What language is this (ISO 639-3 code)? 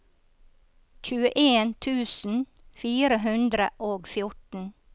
nor